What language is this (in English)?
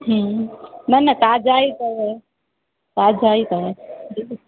Sindhi